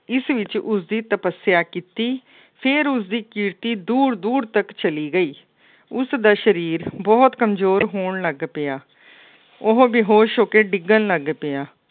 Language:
Punjabi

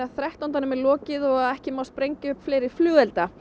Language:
Icelandic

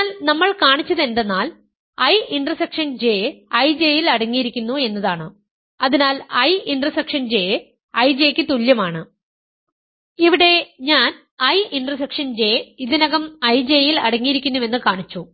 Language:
Malayalam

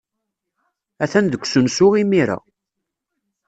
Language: Kabyle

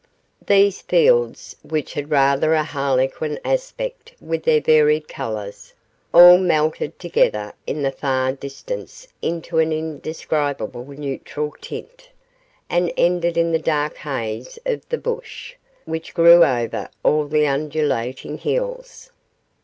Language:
English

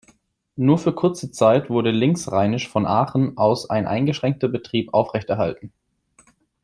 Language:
German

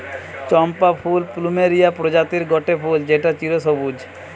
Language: Bangla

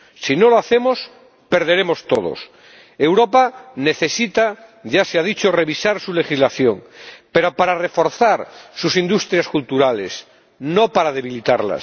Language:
Spanish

